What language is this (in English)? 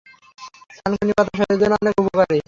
Bangla